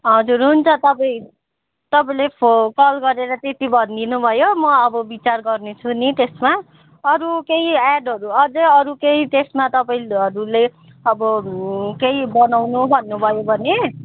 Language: Nepali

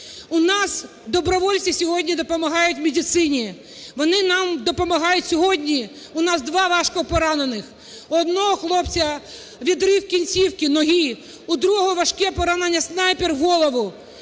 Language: Ukrainian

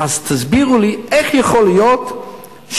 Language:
Hebrew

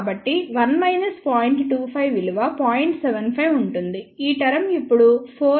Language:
Telugu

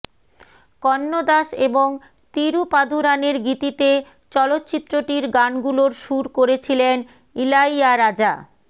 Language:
Bangla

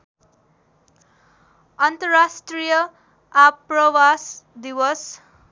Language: Nepali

